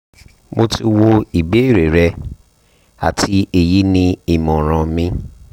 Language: Yoruba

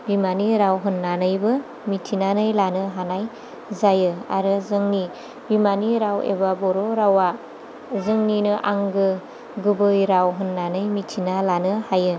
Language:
Bodo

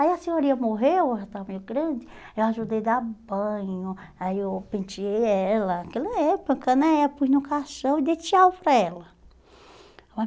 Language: Portuguese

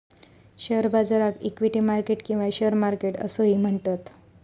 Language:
Marathi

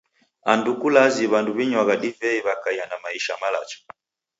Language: Taita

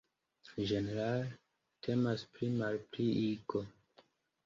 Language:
Esperanto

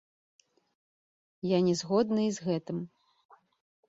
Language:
Belarusian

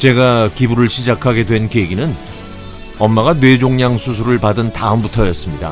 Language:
Korean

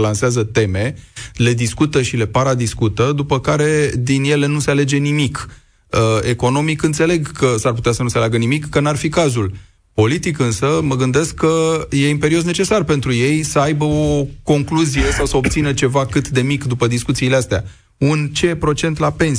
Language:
Romanian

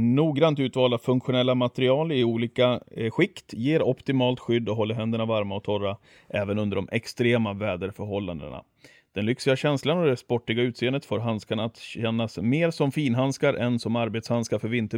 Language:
Swedish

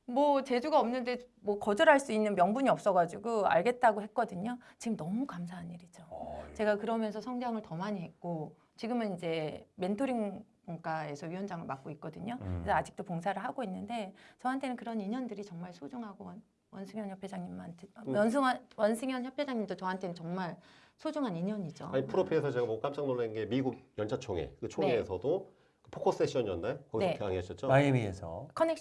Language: Korean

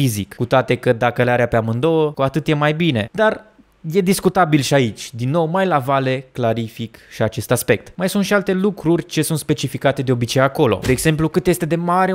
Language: Romanian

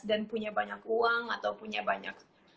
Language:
Indonesian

